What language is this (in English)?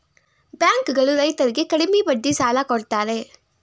Kannada